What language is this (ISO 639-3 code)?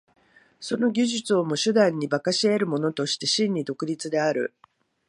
jpn